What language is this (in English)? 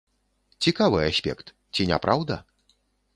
Belarusian